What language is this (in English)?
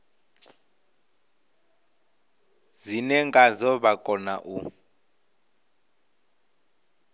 Venda